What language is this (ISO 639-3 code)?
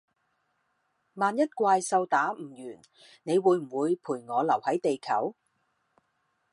yue